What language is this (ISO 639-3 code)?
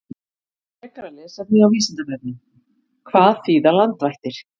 isl